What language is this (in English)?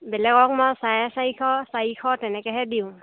Assamese